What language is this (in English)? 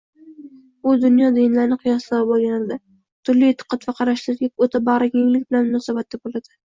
Uzbek